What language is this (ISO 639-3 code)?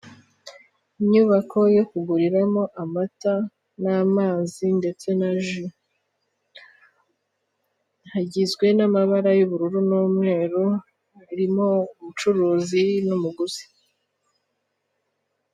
kin